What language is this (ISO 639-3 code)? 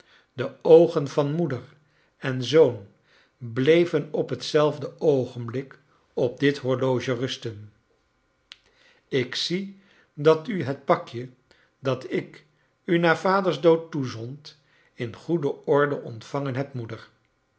nld